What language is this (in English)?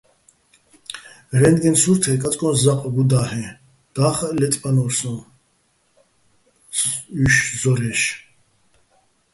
Bats